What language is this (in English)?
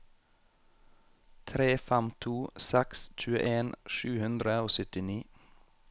Norwegian